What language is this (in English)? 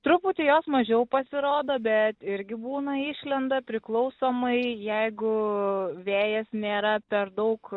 Lithuanian